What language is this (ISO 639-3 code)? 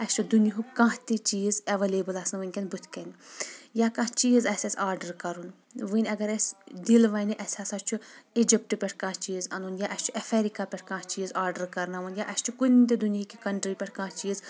kas